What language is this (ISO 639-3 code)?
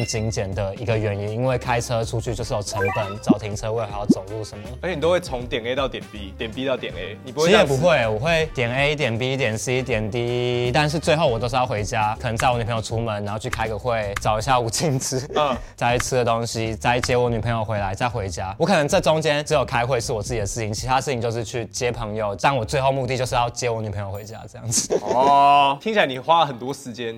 zho